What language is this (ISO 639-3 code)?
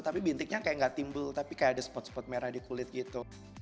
ind